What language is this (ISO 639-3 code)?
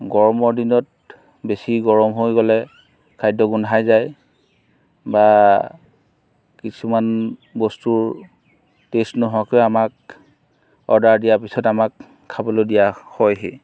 asm